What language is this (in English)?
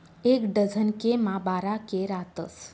Marathi